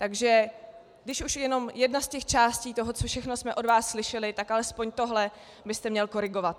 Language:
Czech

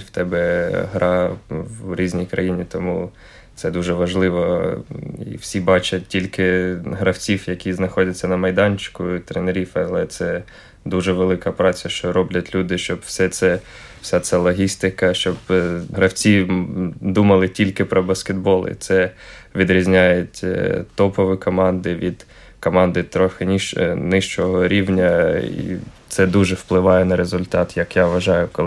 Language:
Ukrainian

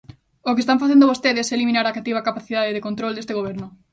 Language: Galician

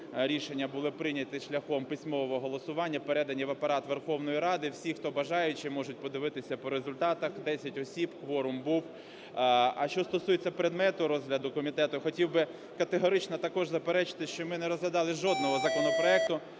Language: Ukrainian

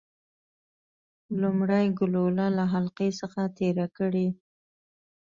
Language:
Pashto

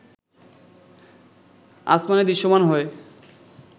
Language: Bangla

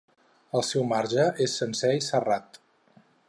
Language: Catalan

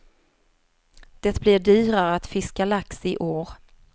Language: Swedish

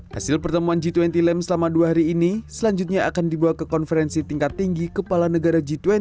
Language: Indonesian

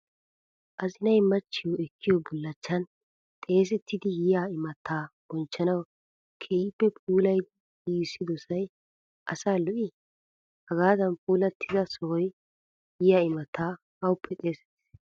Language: Wolaytta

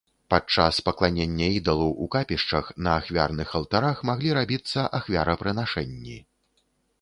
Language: Belarusian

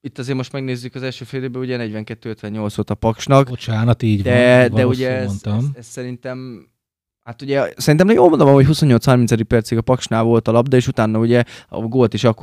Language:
Hungarian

